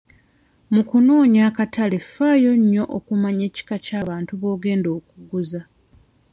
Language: Ganda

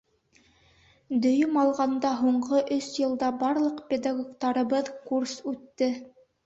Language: Bashkir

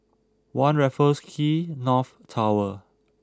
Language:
English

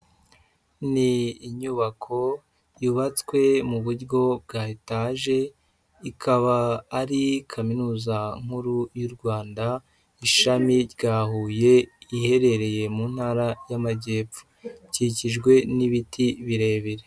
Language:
Kinyarwanda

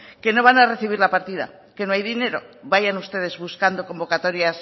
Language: Spanish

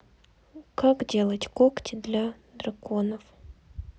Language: Russian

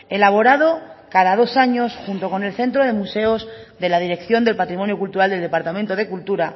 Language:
Spanish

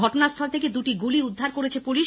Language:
Bangla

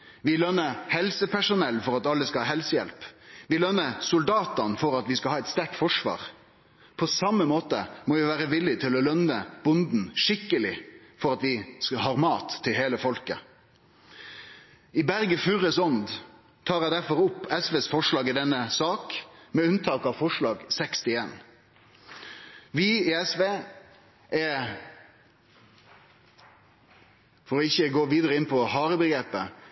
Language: Norwegian Nynorsk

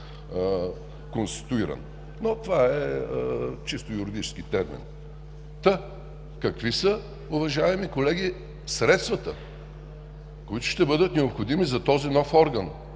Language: Bulgarian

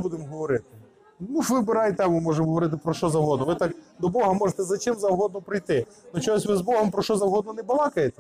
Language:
Ukrainian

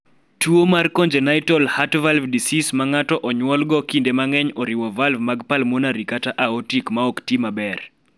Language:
Luo (Kenya and Tanzania)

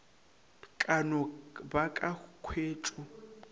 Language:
Northern Sotho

